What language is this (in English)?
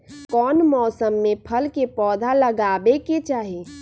Magahi